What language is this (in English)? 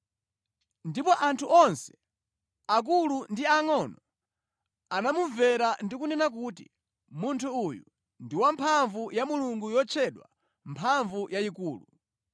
Nyanja